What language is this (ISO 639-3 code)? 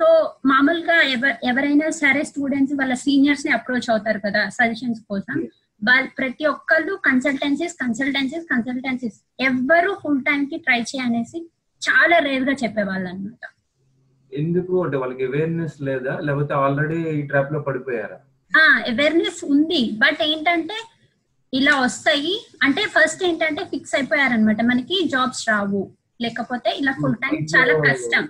tel